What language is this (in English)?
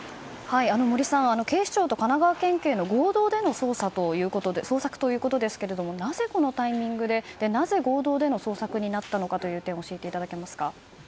Japanese